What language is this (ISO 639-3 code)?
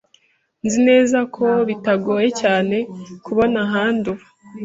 kin